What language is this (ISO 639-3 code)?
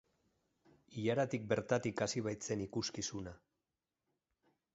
eus